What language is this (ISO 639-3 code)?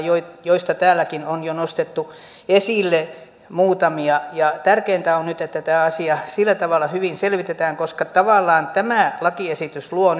fin